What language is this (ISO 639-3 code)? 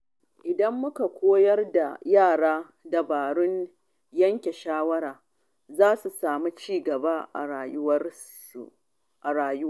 hau